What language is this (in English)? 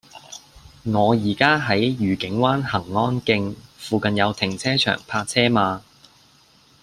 Cantonese